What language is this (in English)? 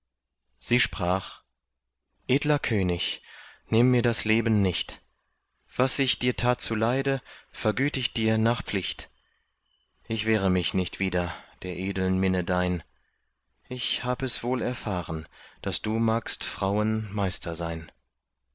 German